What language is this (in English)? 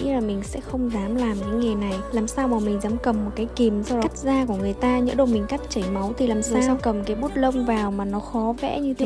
Vietnamese